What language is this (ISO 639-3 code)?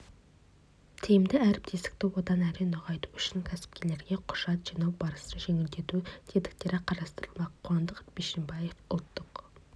kaz